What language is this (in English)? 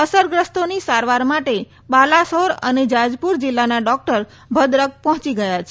Gujarati